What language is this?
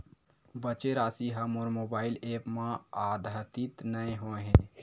Chhattisgarhi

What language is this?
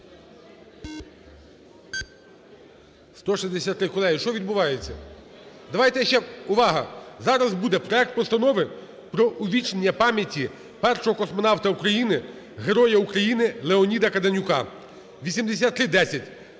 Ukrainian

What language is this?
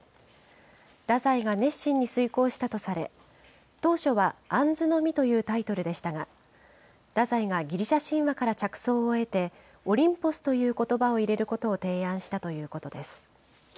Japanese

